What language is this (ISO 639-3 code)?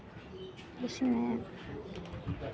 hin